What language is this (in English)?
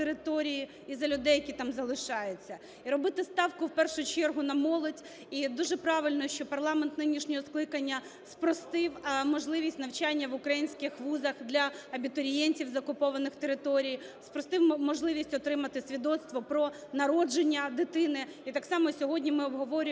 Ukrainian